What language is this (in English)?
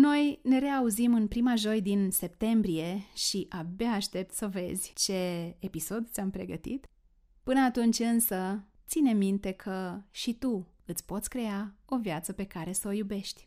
Romanian